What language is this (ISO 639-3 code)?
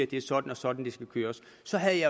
dan